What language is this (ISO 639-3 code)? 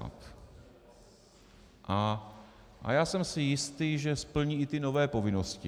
ces